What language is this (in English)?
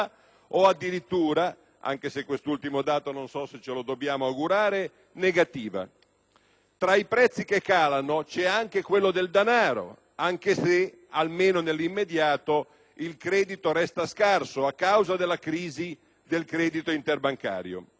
Italian